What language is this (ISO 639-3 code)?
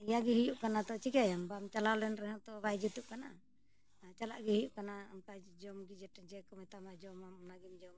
sat